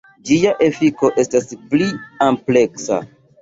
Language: Esperanto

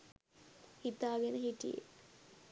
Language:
Sinhala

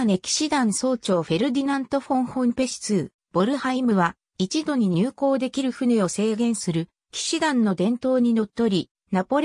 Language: Japanese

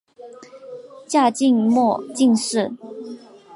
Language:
Chinese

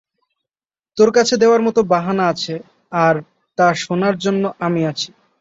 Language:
Bangla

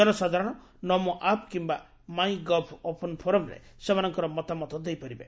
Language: Odia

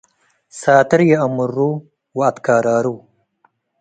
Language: Tigre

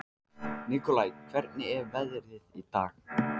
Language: Icelandic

